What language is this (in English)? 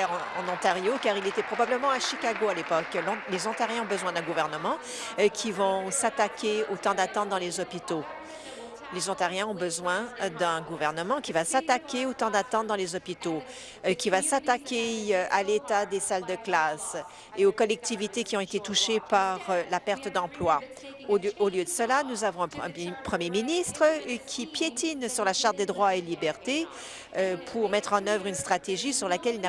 French